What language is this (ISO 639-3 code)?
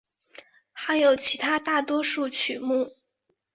zho